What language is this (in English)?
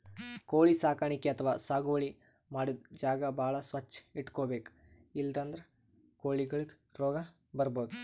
Kannada